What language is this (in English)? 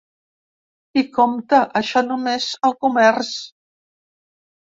Catalan